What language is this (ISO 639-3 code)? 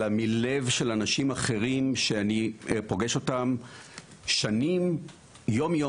heb